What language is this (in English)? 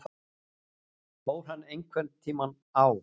Icelandic